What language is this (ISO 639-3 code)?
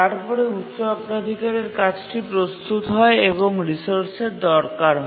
ben